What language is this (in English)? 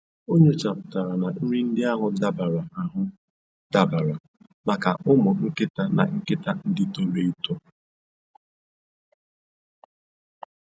Igbo